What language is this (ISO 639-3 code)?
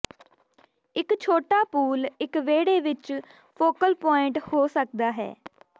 pan